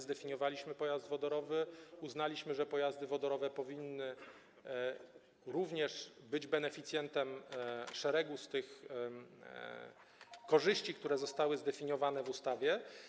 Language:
Polish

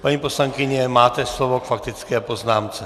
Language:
Czech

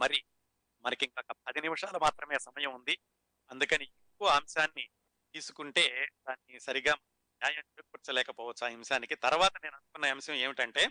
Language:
Telugu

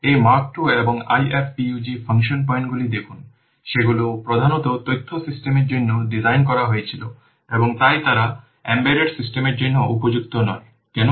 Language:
Bangla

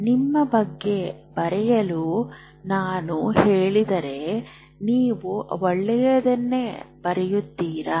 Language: Kannada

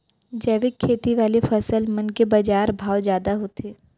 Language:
Chhattisgarhi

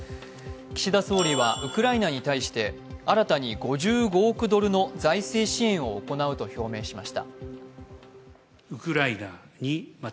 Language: Japanese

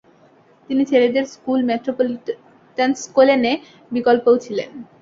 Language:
Bangla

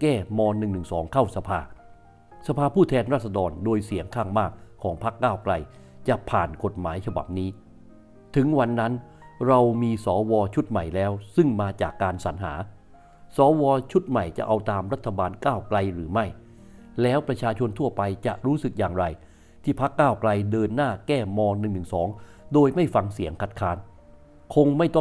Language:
Thai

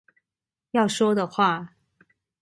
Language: Chinese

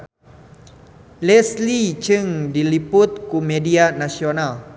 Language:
Sundanese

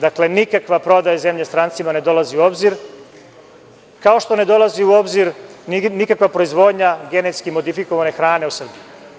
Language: Serbian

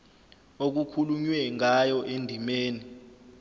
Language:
Zulu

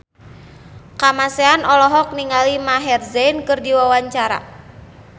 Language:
Sundanese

